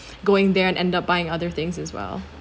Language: English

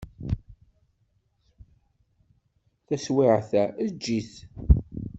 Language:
Kabyle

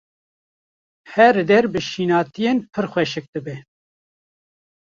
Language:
Kurdish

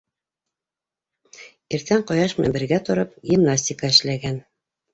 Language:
Bashkir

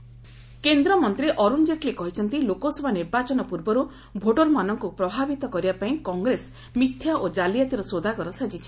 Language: Odia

